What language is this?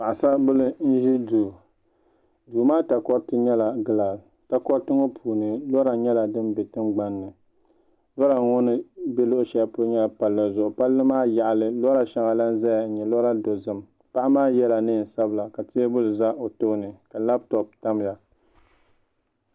Dagbani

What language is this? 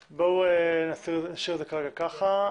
Hebrew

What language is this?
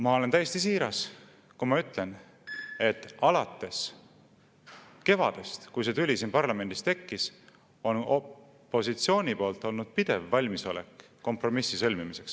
Estonian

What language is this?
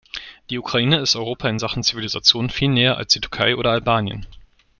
German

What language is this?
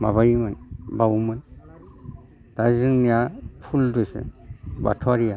Bodo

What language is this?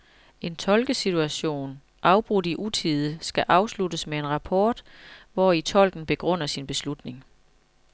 Danish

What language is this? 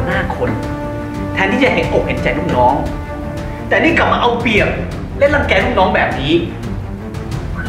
Thai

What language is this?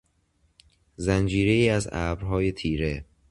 Persian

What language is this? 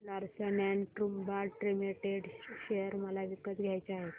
Marathi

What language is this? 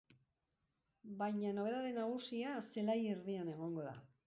Basque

